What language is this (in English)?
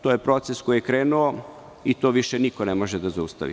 Serbian